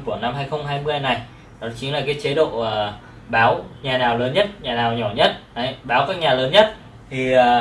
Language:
Vietnamese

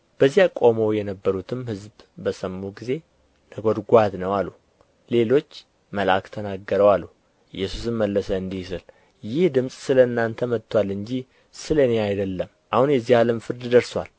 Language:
Amharic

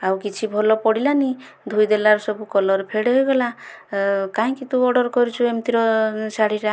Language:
Odia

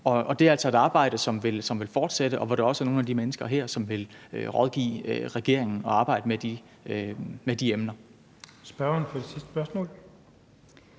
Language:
Danish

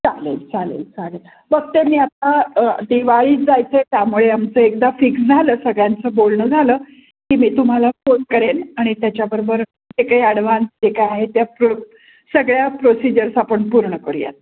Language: Marathi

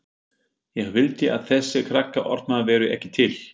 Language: Icelandic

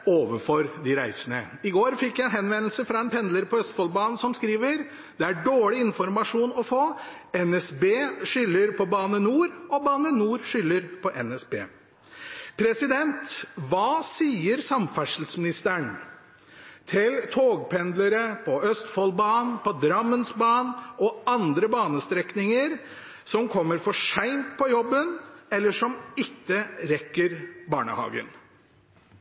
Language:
Norwegian Bokmål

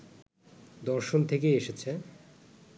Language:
Bangla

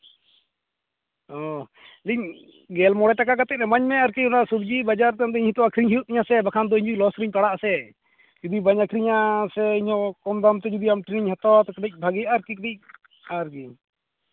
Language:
Santali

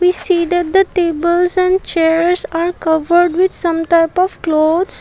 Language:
English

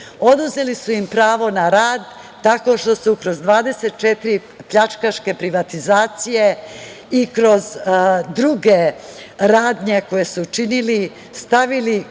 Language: Serbian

